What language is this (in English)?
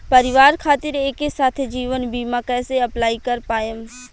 Bhojpuri